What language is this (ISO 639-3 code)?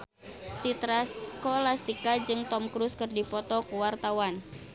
sun